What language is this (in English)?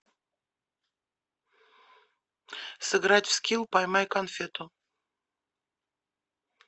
Russian